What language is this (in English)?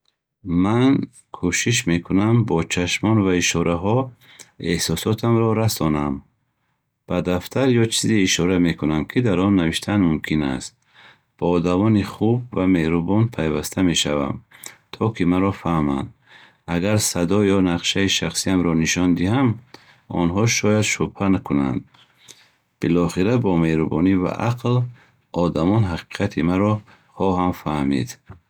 Bukharic